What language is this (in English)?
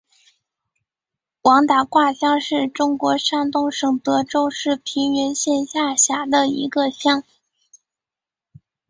Chinese